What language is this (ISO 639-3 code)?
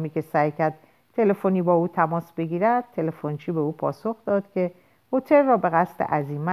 fas